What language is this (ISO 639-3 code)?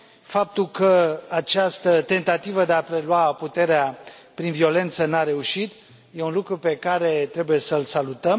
ron